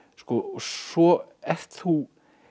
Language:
Icelandic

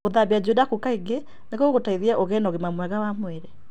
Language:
Kikuyu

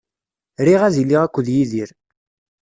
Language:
Kabyle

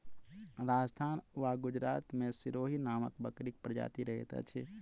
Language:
Maithili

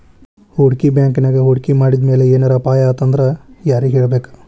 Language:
Kannada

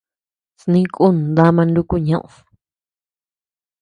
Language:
Tepeuxila Cuicatec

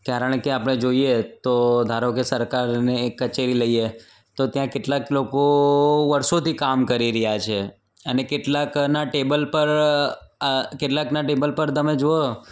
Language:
Gujarati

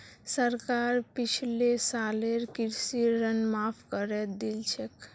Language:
Magahi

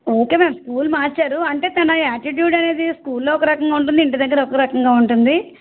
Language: Telugu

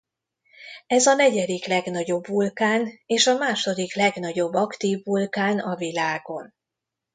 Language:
Hungarian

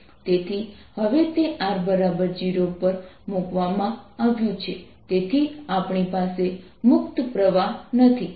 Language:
Gujarati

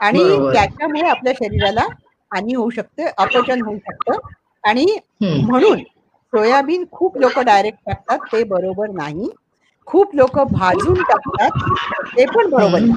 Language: Marathi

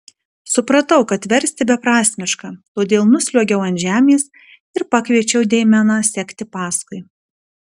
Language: Lithuanian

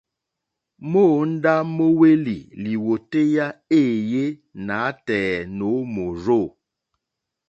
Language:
Mokpwe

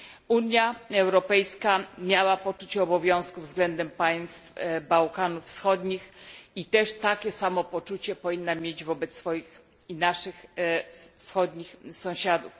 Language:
Polish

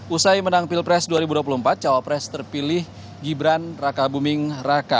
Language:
Indonesian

